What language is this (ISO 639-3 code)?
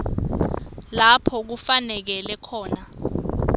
ssw